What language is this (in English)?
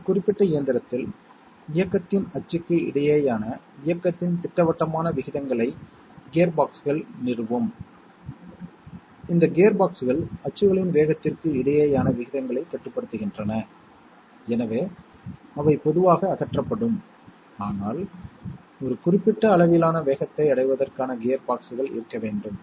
Tamil